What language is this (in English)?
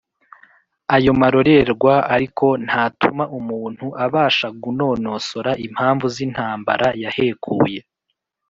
Kinyarwanda